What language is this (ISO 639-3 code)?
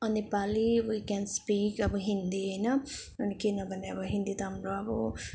nep